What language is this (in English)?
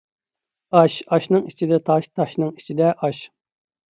Uyghur